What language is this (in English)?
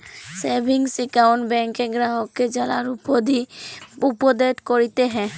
Bangla